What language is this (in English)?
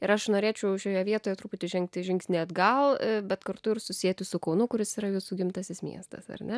Lithuanian